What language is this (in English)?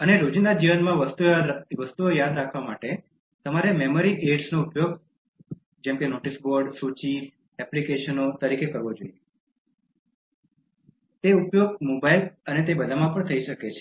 Gujarati